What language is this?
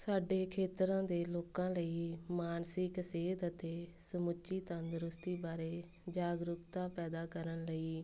Punjabi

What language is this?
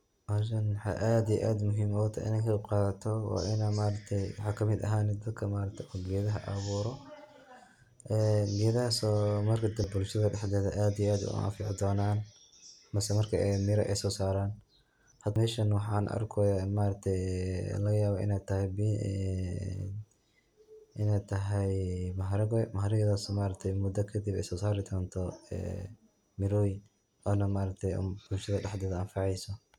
Somali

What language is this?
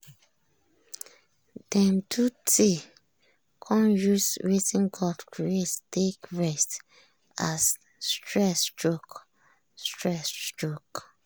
Nigerian Pidgin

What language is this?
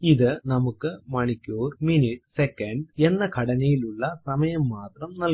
Malayalam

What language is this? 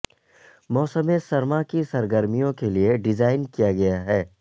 Urdu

